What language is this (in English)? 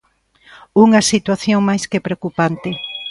Galician